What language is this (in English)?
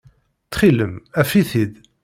Kabyle